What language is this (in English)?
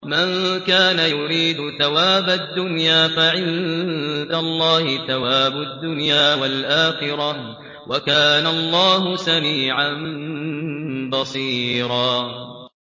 Arabic